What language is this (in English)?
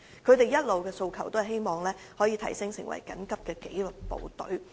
Cantonese